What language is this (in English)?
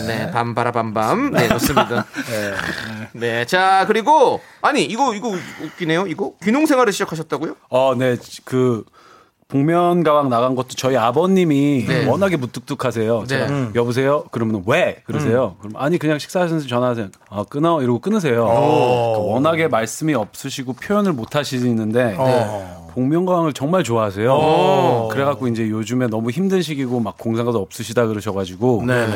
Korean